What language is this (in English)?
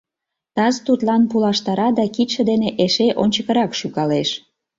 Mari